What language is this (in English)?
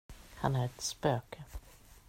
Swedish